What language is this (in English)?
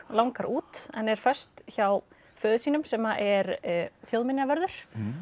Icelandic